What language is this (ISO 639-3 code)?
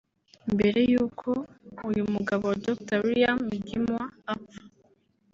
kin